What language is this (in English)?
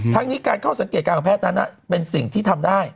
Thai